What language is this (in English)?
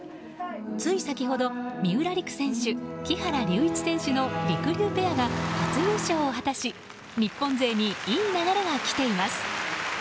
Japanese